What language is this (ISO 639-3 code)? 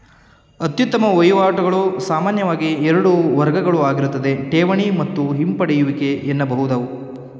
kan